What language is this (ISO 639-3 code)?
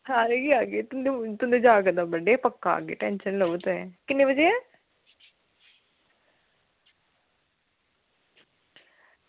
doi